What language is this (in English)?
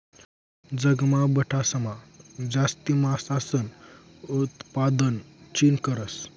Marathi